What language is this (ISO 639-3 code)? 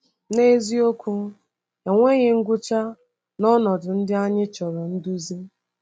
ibo